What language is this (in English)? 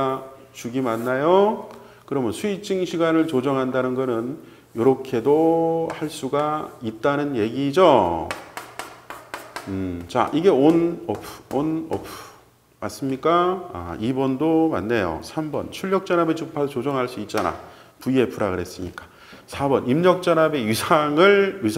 Korean